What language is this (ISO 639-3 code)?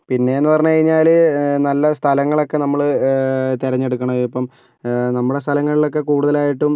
mal